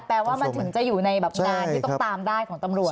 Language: Thai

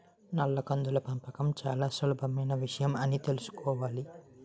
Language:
Telugu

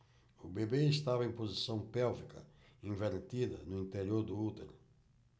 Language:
Portuguese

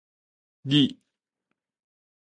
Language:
Min Nan Chinese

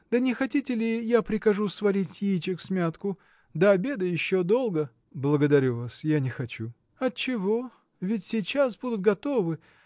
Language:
Russian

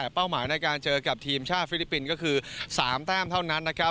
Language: Thai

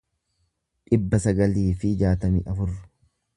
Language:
Oromo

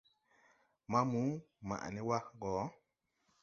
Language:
Tupuri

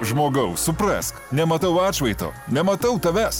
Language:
Lithuanian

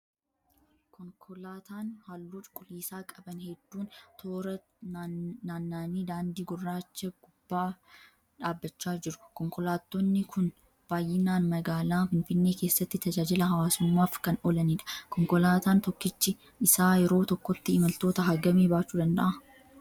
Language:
Oromo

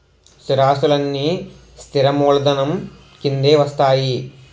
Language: Telugu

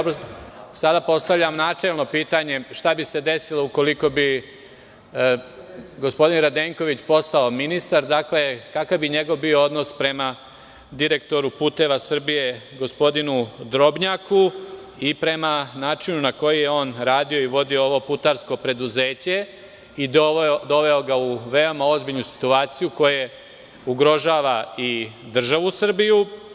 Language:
Serbian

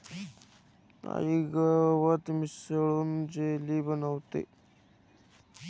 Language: Marathi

